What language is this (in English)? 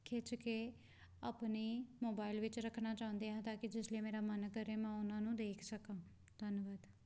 Punjabi